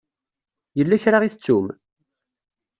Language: Kabyle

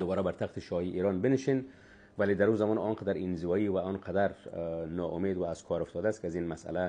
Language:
Persian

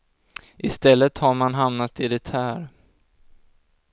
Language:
Swedish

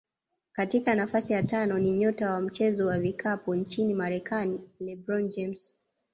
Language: Swahili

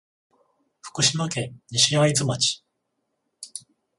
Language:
Japanese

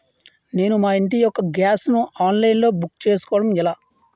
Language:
Telugu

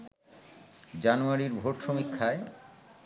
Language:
Bangla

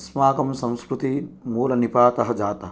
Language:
Sanskrit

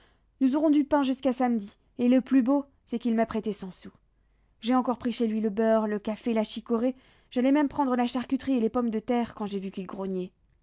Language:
French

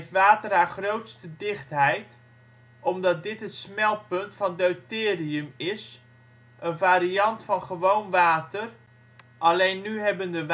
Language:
Dutch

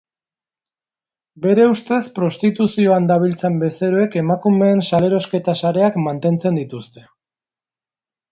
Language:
Basque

